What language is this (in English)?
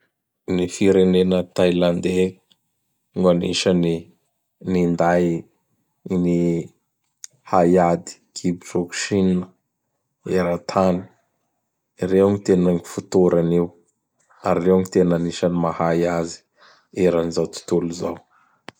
Bara Malagasy